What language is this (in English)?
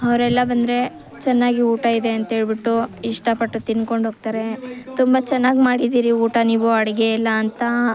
Kannada